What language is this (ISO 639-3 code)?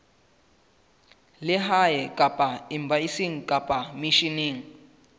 sot